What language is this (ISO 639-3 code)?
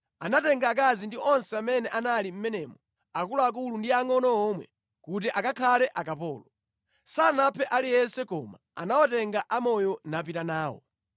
nya